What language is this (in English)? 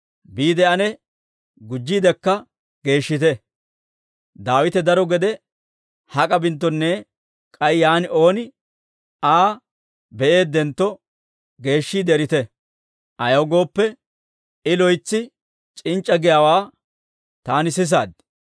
Dawro